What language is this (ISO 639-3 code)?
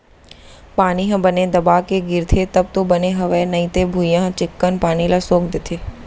hne